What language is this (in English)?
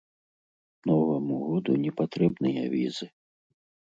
Belarusian